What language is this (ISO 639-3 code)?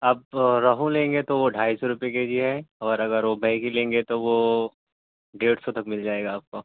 urd